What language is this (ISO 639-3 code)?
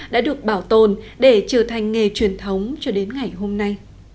vie